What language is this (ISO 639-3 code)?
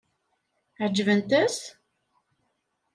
kab